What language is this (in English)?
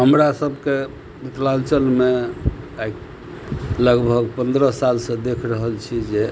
Maithili